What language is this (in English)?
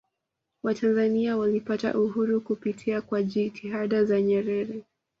Swahili